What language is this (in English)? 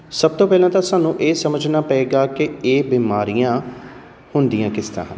Punjabi